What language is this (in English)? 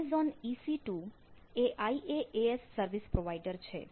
Gujarati